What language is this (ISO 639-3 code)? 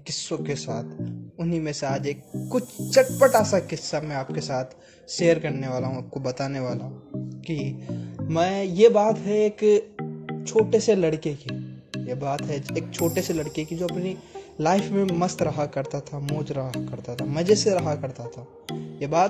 hin